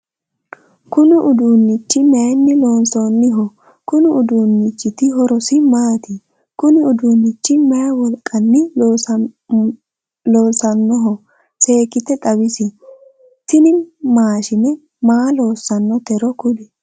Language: Sidamo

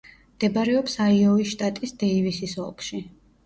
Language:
Georgian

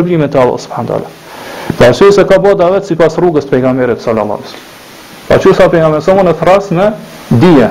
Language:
Romanian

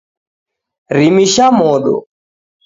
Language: Taita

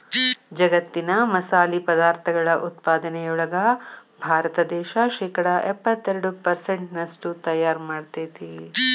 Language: Kannada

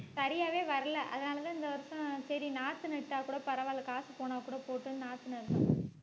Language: Tamil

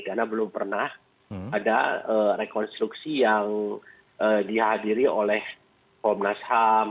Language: Indonesian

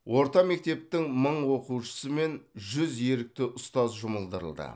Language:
Kazakh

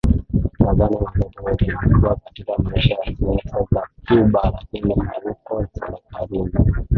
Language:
Swahili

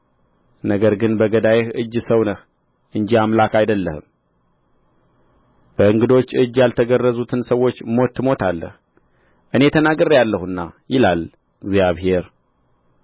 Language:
Amharic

